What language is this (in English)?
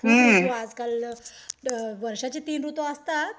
Marathi